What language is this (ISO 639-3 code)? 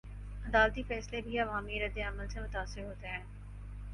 urd